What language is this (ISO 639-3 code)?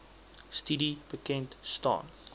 afr